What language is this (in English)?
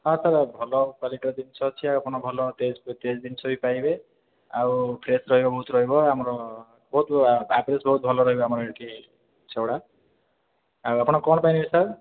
Odia